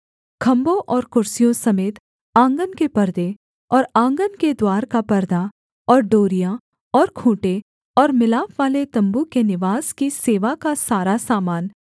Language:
Hindi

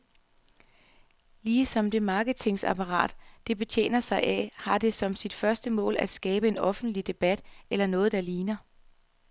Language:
Danish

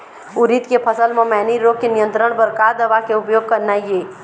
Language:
Chhattisgarhi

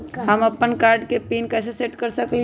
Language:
Magahi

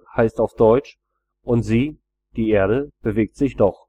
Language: German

